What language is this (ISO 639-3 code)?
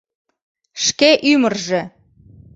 chm